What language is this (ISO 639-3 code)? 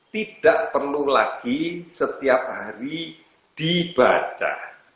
ind